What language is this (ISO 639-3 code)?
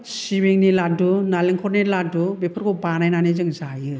brx